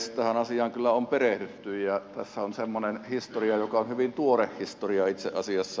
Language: Finnish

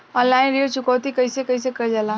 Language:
Bhojpuri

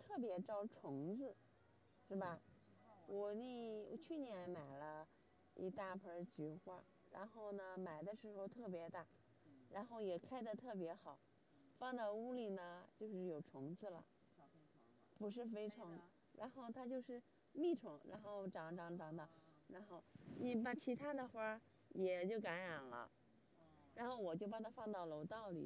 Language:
Chinese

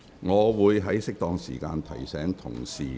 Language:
Cantonese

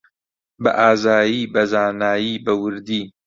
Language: Central Kurdish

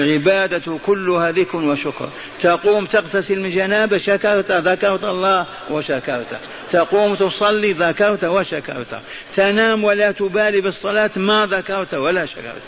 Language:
Arabic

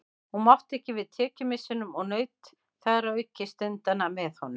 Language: Icelandic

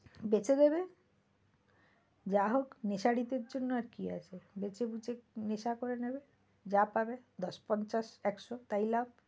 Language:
Bangla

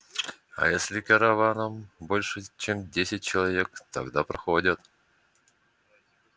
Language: Russian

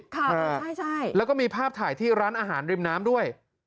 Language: Thai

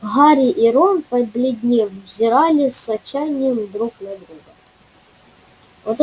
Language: Russian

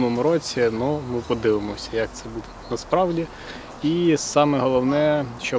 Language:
Ukrainian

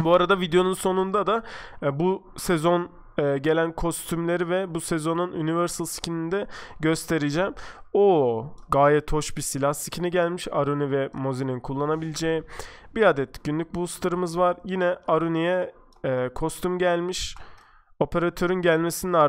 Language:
Turkish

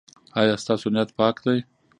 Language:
Pashto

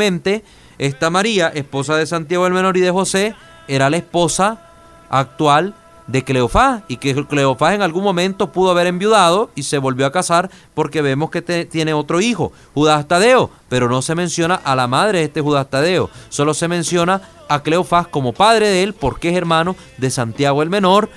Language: Spanish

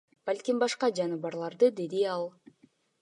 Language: Kyrgyz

